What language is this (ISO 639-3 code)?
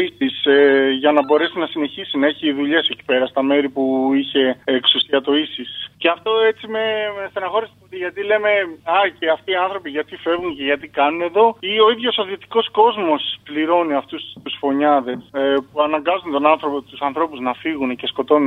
ell